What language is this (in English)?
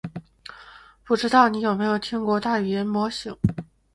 Chinese